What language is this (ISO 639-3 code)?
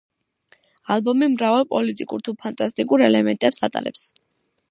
kat